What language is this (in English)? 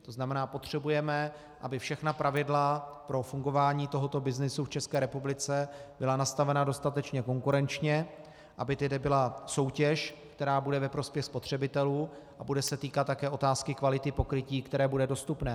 Czech